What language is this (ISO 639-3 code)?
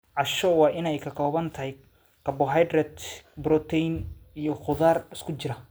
som